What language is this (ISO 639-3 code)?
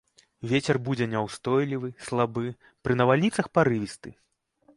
bel